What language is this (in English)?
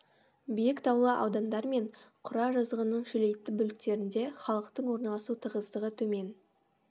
Kazakh